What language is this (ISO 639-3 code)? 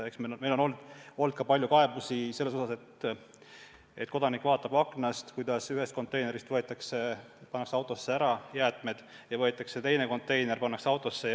est